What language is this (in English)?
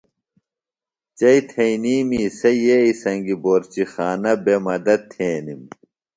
Phalura